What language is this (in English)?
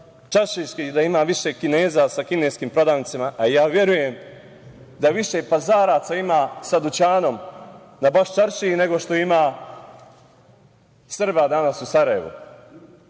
Serbian